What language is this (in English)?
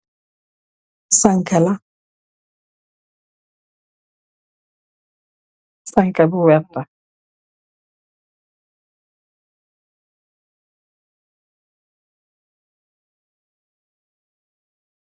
Wolof